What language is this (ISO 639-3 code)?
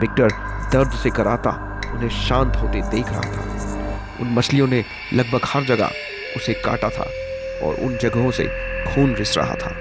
hin